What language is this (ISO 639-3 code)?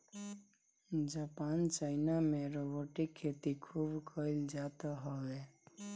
bho